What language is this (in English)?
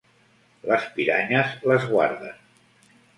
Catalan